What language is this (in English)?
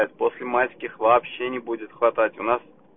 Russian